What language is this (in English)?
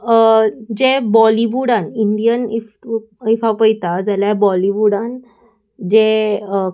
Konkani